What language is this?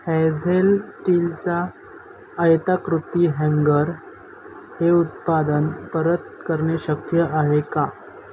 Marathi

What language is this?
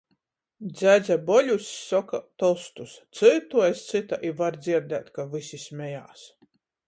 Latgalian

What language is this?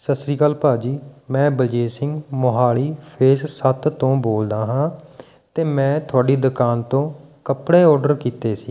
Punjabi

